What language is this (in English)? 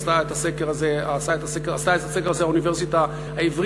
Hebrew